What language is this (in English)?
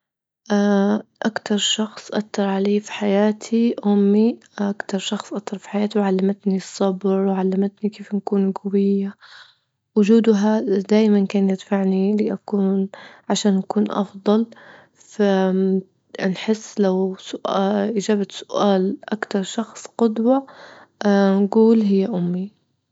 Libyan Arabic